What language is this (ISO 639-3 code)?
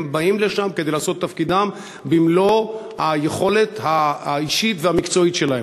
heb